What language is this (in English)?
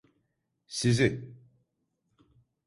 Turkish